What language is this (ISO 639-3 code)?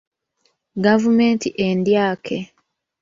lug